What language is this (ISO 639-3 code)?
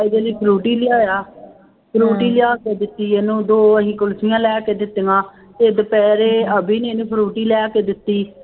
pan